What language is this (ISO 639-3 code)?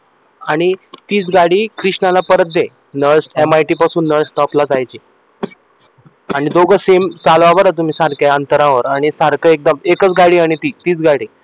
mar